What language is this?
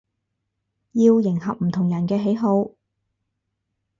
Cantonese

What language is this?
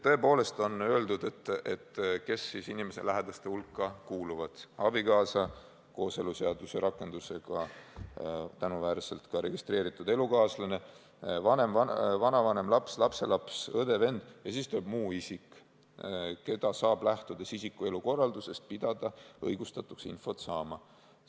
Estonian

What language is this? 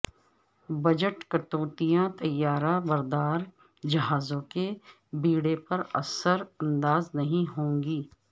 Urdu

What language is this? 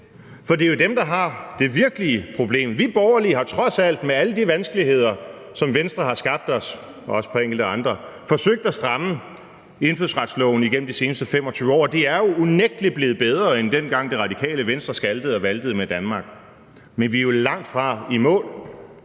Danish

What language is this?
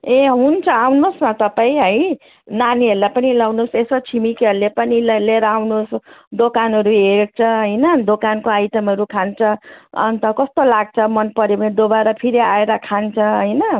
Nepali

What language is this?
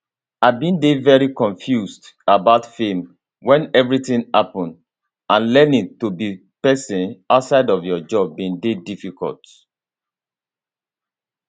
Nigerian Pidgin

